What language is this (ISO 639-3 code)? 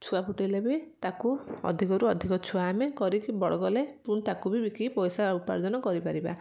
ori